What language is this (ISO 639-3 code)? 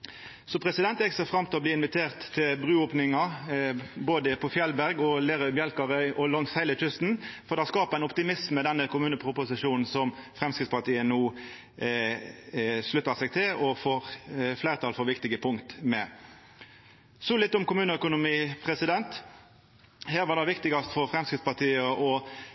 nno